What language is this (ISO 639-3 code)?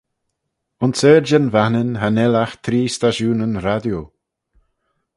glv